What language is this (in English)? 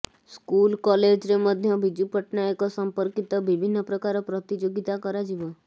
Odia